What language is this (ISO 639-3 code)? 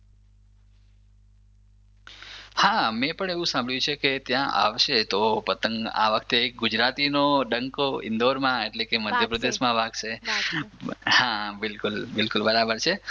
guj